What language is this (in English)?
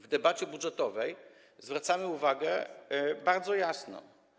Polish